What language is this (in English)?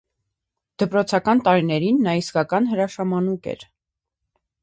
Armenian